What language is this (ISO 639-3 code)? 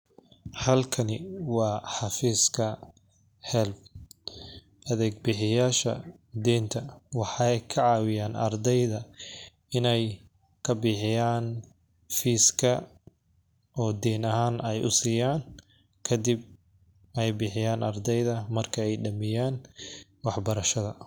som